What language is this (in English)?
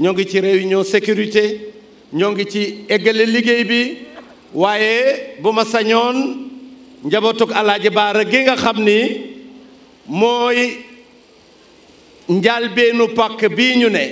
French